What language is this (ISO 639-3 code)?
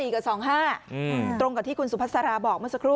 tha